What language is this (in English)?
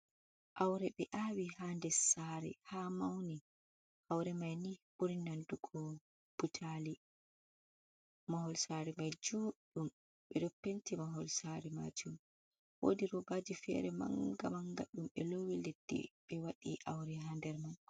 Fula